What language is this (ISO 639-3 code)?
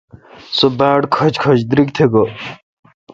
xka